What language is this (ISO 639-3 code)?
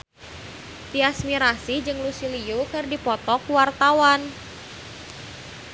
sun